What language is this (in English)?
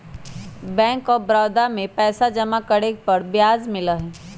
Magahi